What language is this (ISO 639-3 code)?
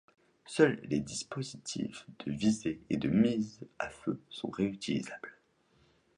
fra